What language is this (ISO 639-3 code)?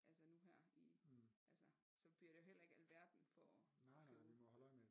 dan